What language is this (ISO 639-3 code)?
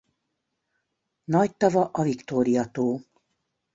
hun